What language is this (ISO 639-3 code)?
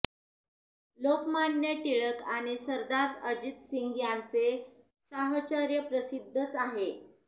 mar